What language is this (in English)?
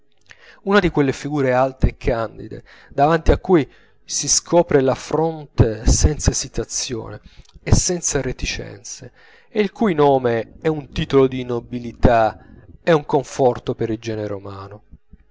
Italian